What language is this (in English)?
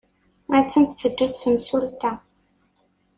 Kabyle